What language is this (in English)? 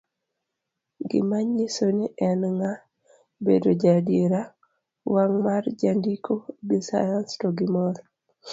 Luo (Kenya and Tanzania)